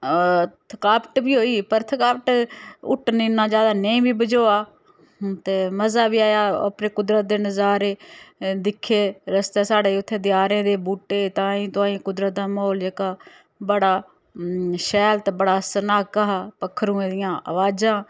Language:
Dogri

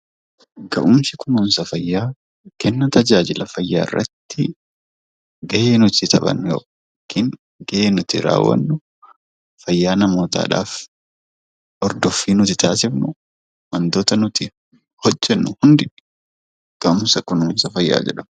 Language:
Oromo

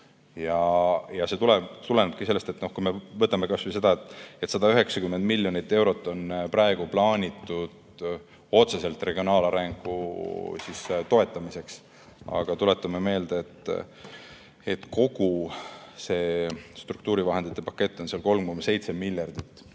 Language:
Estonian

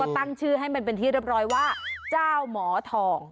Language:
Thai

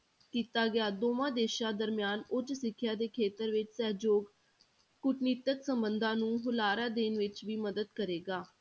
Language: Punjabi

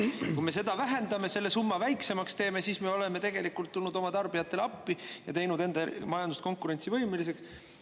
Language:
Estonian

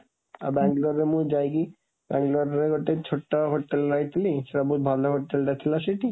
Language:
Odia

